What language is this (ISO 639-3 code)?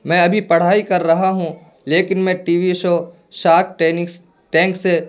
urd